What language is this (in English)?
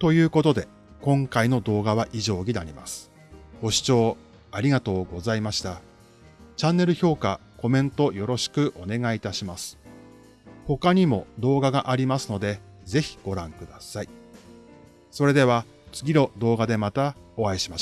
Japanese